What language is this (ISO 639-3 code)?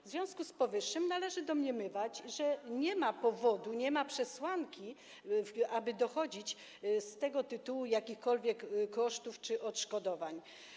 pol